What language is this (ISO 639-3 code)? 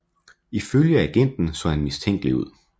dan